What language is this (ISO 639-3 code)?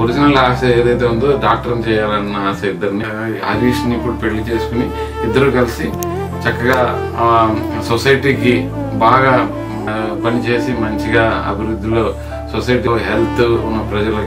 ron